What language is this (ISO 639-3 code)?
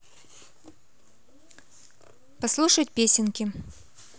rus